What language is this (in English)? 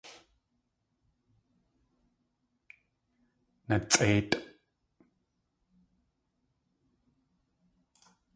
Tlingit